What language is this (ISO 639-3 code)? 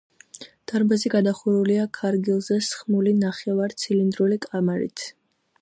kat